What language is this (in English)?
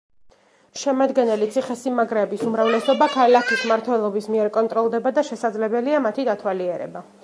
Georgian